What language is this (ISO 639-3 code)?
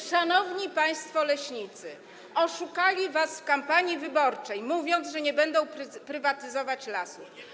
pol